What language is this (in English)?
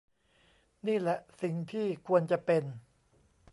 Thai